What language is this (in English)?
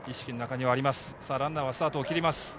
Japanese